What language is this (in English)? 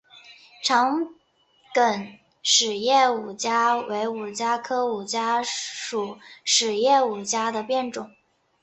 Chinese